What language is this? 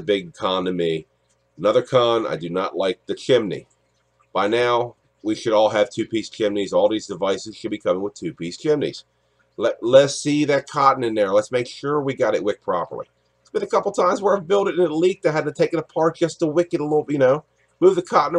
English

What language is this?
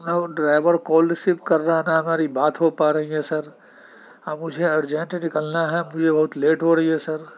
Urdu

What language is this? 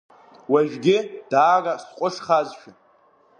Abkhazian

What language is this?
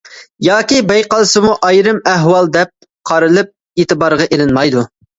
Uyghur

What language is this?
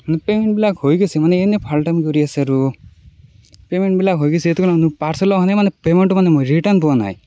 Assamese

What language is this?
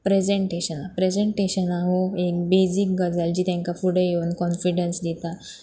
Konkani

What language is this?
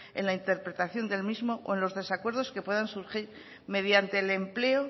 Spanish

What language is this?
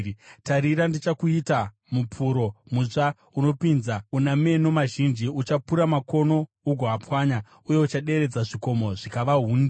Shona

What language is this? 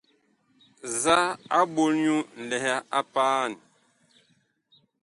Bakoko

